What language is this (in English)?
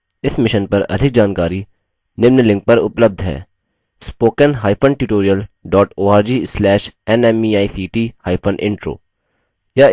Hindi